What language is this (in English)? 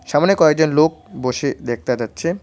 Bangla